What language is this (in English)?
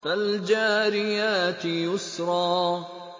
Arabic